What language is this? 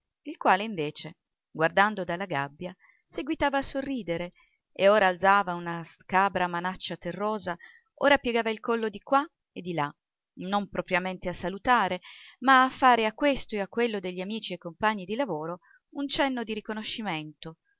Italian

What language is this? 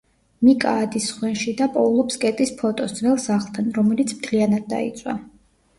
Georgian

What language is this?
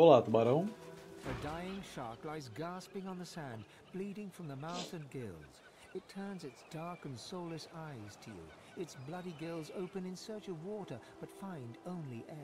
Portuguese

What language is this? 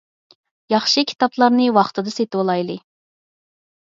Uyghur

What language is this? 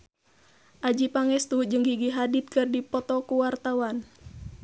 Sundanese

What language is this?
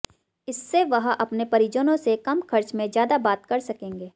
Hindi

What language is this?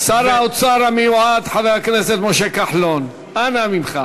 Hebrew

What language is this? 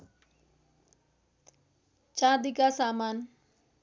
Nepali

